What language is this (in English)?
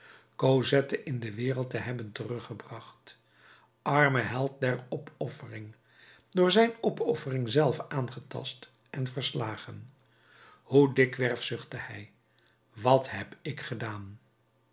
Dutch